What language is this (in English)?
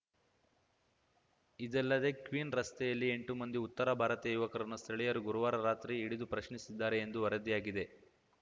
Kannada